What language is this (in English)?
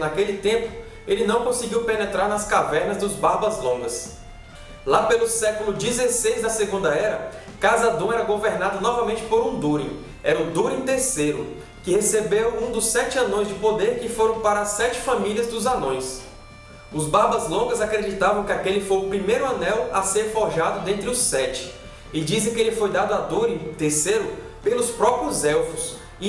Portuguese